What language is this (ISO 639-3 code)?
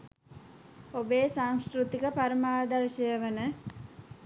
sin